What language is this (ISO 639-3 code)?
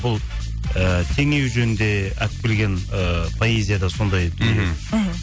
kaz